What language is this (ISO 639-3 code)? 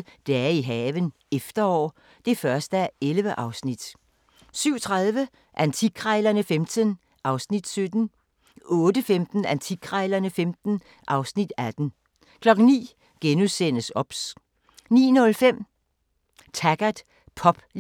dan